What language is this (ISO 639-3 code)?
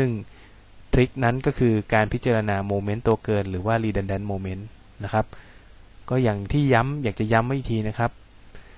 tha